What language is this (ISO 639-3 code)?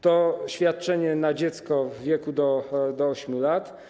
pol